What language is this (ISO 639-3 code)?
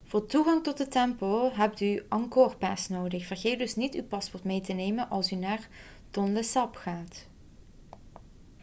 nld